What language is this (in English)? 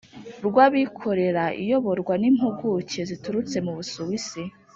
Kinyarwanda